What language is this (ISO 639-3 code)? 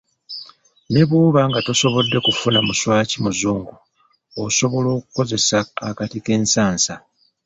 lug